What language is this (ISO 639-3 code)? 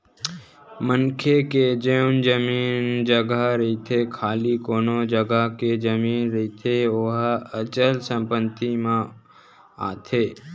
hne